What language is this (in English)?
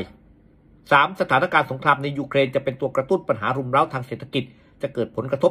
Thai